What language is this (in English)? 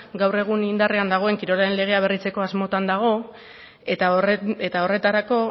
Basque